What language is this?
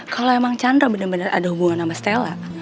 Indonesian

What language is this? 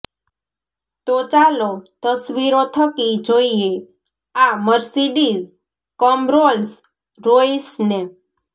Gujarati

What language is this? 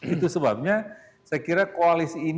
Indonesian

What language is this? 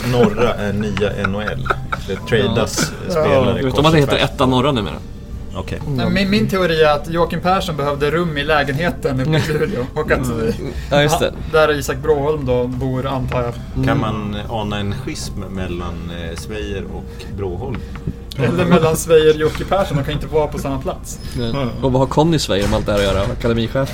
Swedish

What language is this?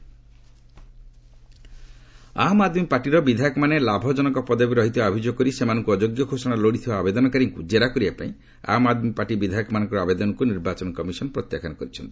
Odia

